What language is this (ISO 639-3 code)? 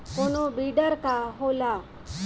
bho